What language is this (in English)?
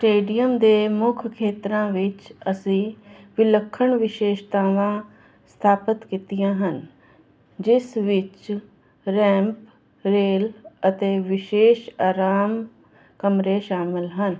Punjabi